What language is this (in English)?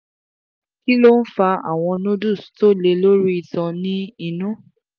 Yoruba